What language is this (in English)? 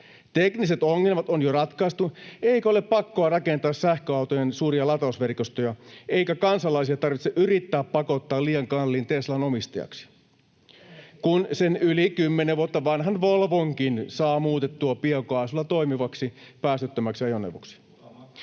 Finnish